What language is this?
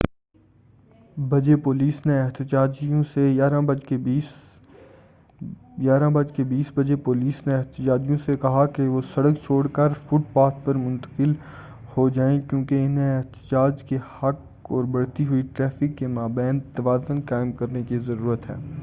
Urdu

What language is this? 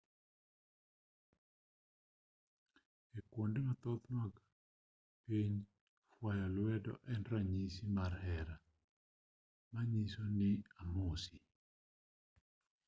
Luo (Kenya and Tanzania)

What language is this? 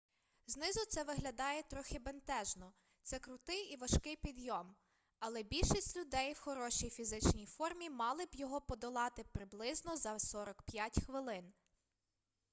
Ukrainian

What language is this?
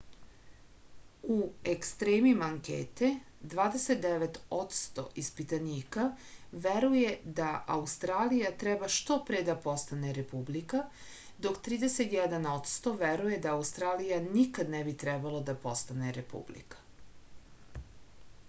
Serbian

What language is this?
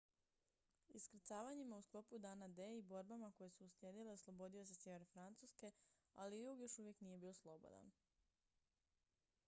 Croatian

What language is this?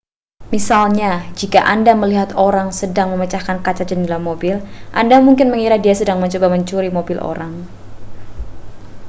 Indonesian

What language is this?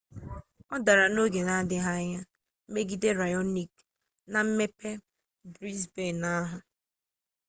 Igbo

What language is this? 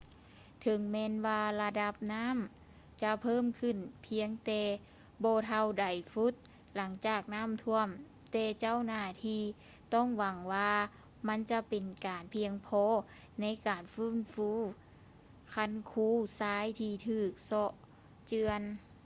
Lao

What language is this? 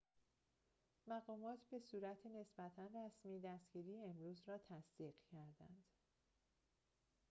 Persian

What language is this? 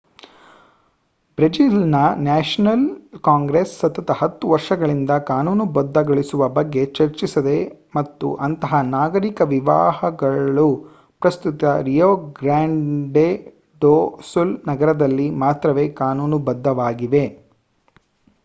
Kannada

